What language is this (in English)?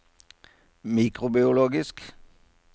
Norwegian